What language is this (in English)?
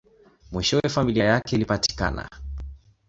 Swahili